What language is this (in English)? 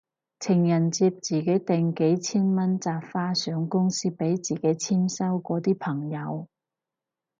Cantonese